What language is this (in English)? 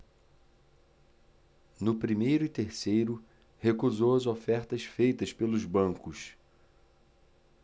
Portuguese